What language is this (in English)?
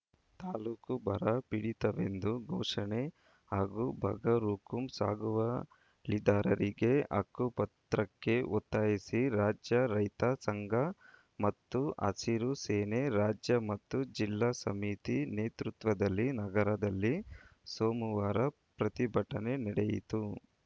Kannada